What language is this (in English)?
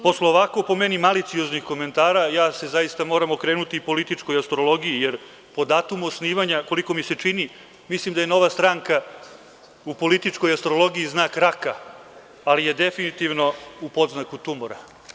Serbian